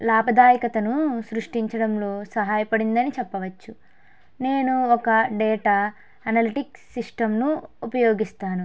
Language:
Telugu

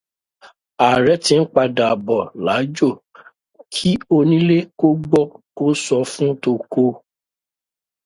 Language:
Yoruba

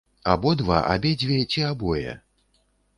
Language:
Belarusian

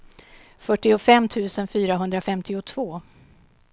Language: Swedish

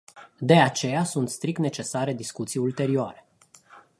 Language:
Romanian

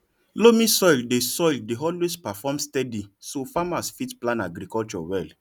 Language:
Nigerian Pidgin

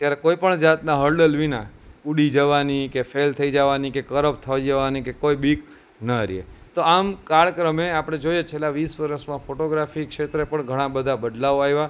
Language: Gujarati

